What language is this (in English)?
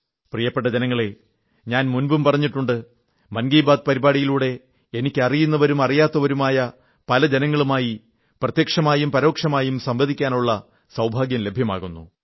Malayalam